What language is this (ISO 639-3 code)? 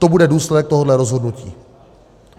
ces